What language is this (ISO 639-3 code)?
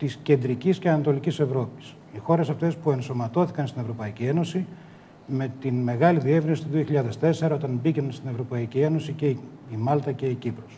ell